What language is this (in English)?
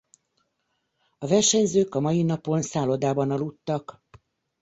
Hungarian